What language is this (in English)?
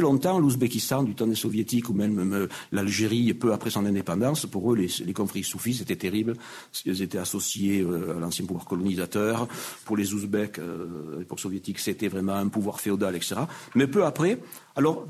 French